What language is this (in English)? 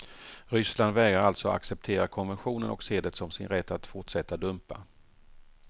Swedish